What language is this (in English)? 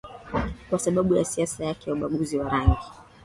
Swahili